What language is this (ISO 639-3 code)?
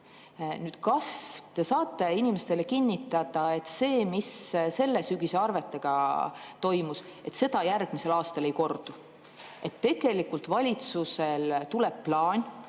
est